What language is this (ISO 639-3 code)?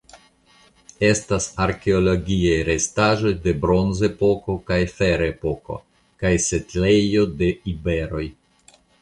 epo